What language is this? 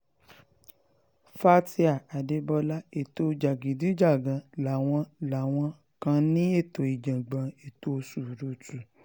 Yoruba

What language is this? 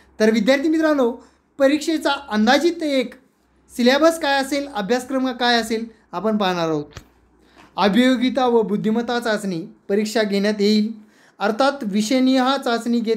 Hindi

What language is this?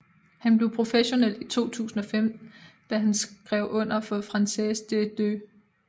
Danish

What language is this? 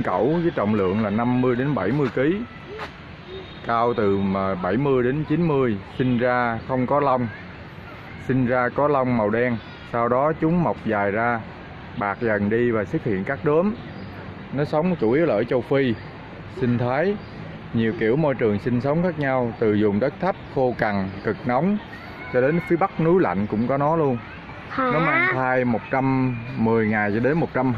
Vietnamese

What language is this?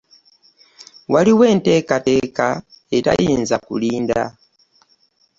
Ganda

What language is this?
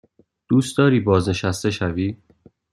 Persian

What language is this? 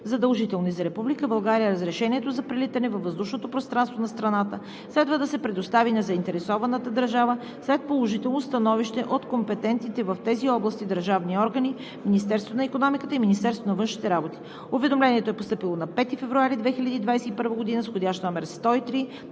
Bulgarian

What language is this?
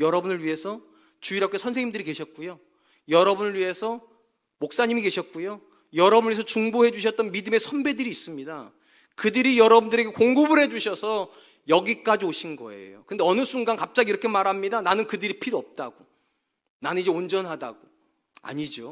Korean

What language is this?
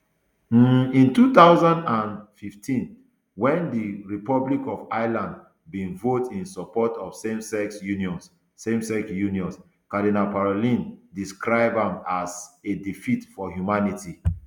Nigerian Pidgin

